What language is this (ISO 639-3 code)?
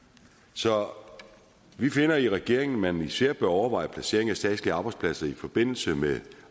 dan